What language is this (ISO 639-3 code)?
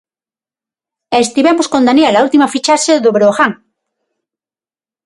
glg